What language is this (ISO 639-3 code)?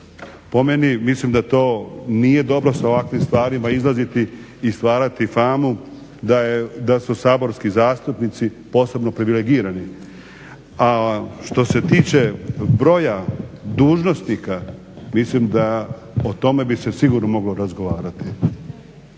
hrv